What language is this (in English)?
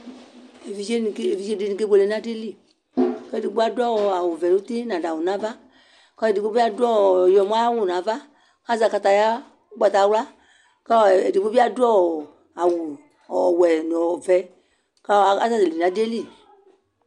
Ikposo